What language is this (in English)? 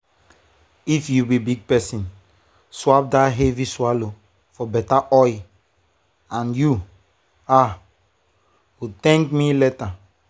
Nigerian Pidgin